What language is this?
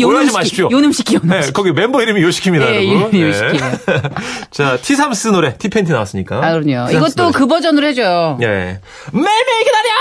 Korean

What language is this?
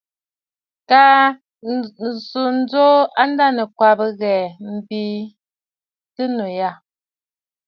Bafut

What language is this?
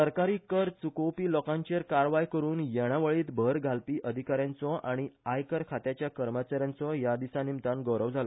Konkani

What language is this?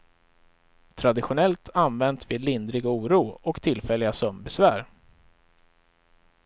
Swedish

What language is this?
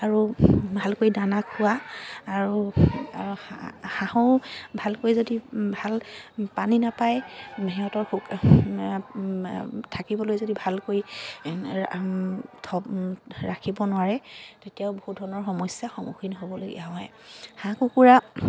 Assamese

